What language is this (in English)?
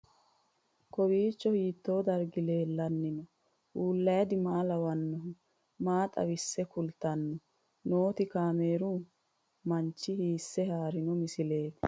Sidamo